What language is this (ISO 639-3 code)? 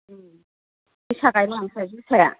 brx